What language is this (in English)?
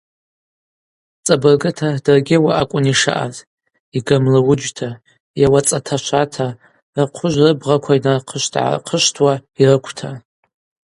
Abaza